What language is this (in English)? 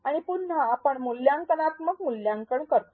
Marathi